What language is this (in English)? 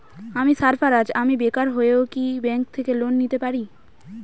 Bangla